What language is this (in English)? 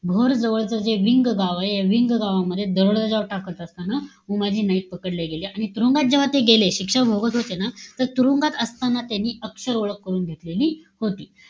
Marathi